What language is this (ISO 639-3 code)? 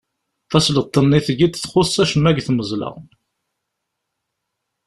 kab